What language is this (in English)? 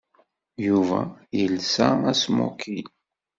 Kabyle